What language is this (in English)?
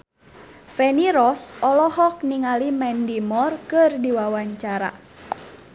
Sundanese